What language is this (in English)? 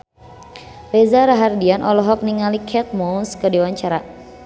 Sundanese